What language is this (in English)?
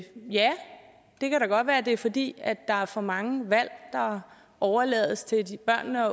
Danish